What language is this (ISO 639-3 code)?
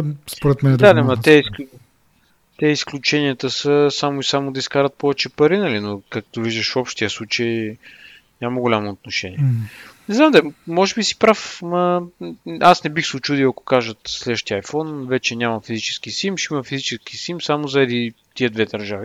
bul